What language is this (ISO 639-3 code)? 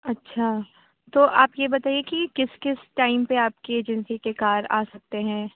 urd